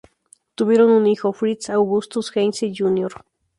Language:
Spanish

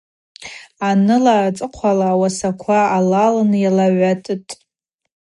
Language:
Abaza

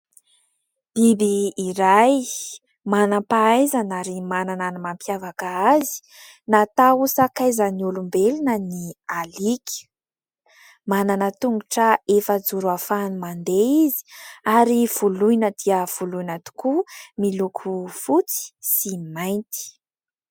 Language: Malagasy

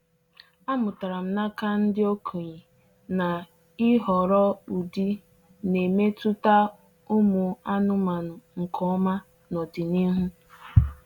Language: Igbo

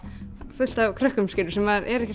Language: Icelandic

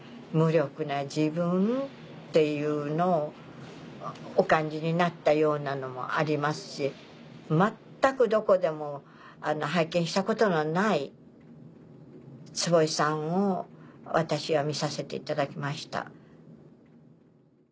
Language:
Japanese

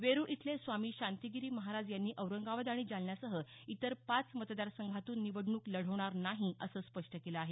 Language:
Marathi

